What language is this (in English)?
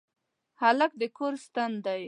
Pashto